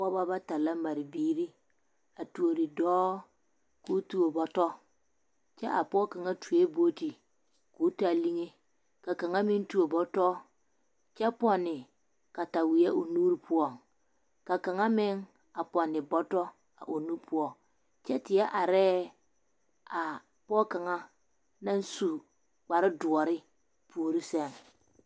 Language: Southern Dagaare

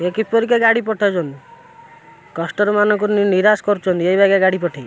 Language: Odia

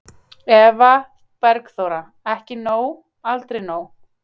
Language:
Icelandic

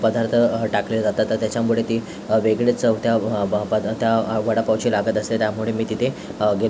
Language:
Marathi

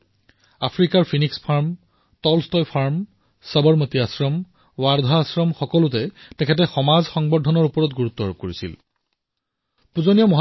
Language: Assamese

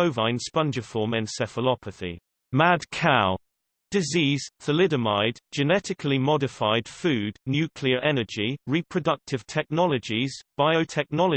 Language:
English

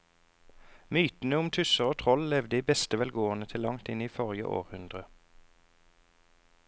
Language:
Norwegian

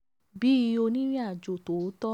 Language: Yoruba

